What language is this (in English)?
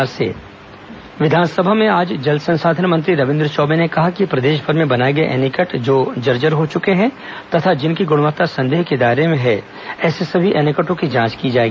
Hindi